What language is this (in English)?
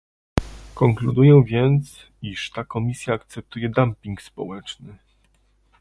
Polish